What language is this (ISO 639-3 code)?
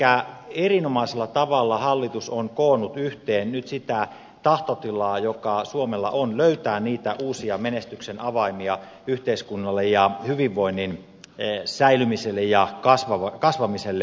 fin